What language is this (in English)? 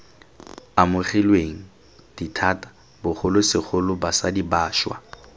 Tswana